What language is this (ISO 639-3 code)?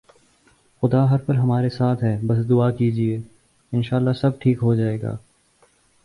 urd